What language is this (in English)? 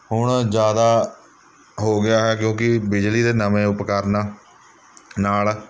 Punjabi